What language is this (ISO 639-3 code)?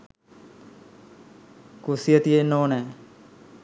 sin